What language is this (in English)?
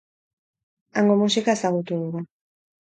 Basque